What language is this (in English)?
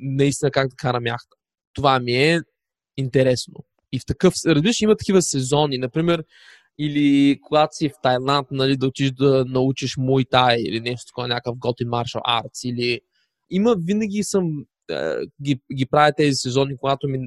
Bulgarian